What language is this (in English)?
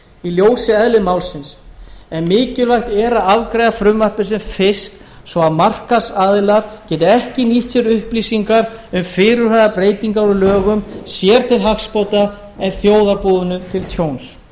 Icelandic